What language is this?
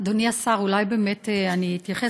Hebrew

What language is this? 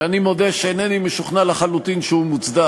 Hebrew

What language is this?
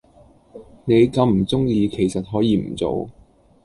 Cantonese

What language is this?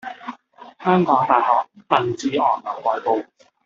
Cantonese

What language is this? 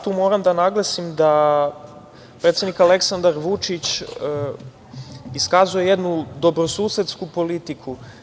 Serbian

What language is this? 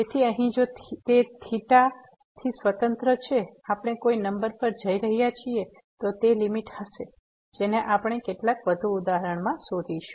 Gujarati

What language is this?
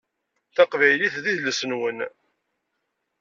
Kabyle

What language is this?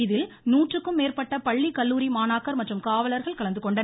Tamil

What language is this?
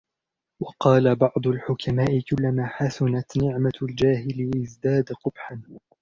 Arabic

